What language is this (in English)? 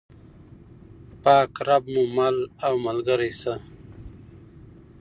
Pashto